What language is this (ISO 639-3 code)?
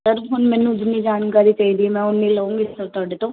pan